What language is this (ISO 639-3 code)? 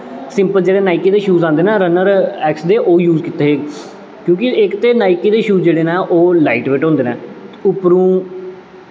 doi